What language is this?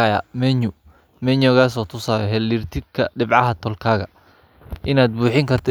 Somali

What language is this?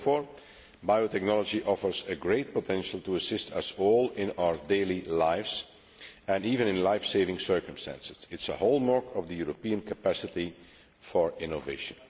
English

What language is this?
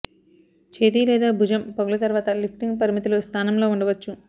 Telugu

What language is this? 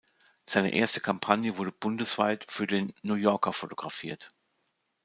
German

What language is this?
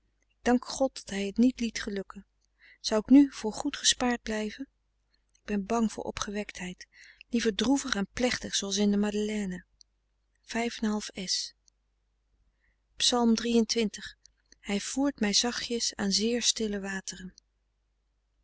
Dutch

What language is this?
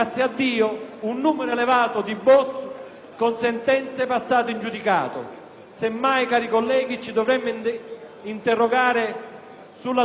Italian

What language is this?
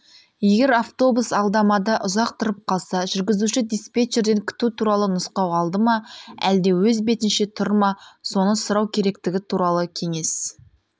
Kazakh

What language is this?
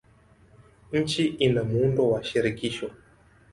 Swahili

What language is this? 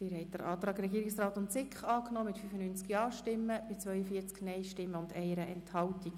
Swiss German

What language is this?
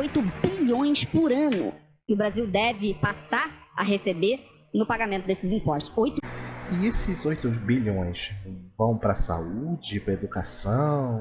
Portuguese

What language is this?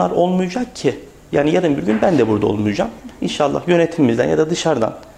Turkish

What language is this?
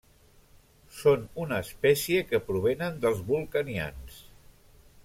Catalan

